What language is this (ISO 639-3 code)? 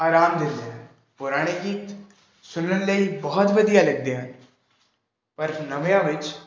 pan